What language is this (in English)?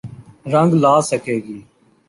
Urdu